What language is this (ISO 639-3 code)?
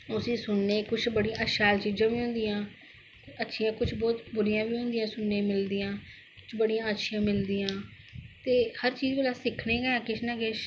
doi